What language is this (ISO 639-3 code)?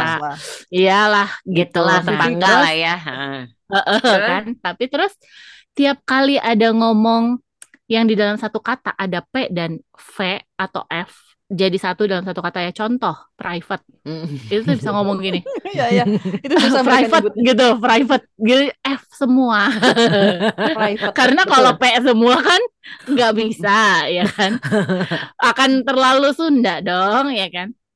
ind